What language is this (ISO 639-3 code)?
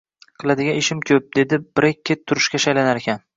uzb